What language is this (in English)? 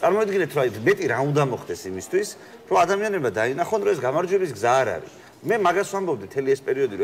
Romanian